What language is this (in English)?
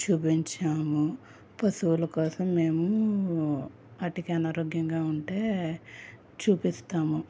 Telugu